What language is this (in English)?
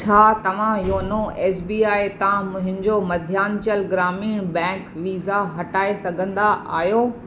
Sindhi